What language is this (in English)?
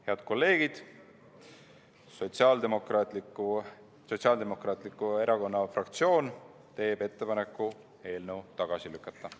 Estonian